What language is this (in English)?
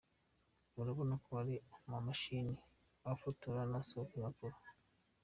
Kinyarwanda